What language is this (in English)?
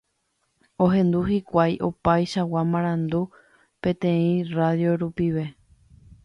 Guarani